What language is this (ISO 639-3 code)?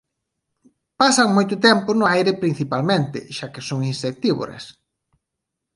glg